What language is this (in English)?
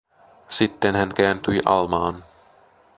Finnish